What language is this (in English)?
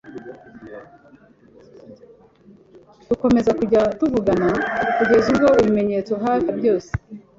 Kinyarwanda